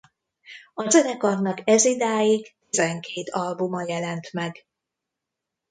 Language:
Hungarian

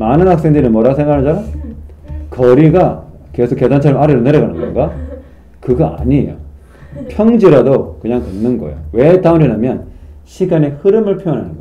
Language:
Korean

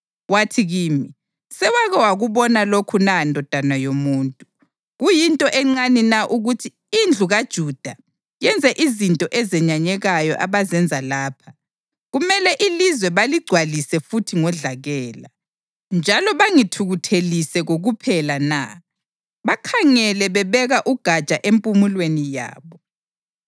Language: North Ndebele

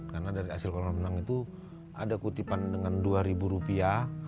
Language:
Indonesian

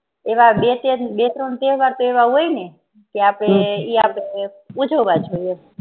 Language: Gujarati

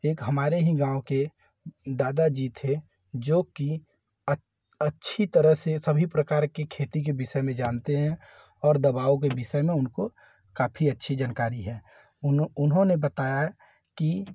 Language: Hindi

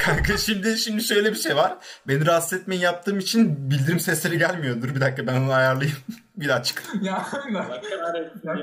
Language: Turkish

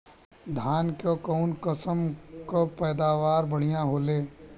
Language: Bhojpuri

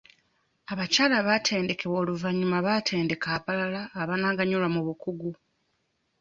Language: Ganda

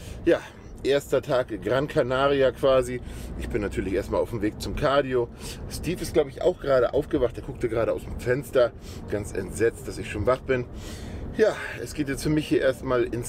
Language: German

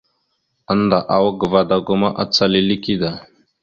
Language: Mada (Cameroon)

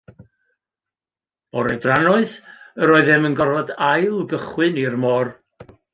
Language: Welsh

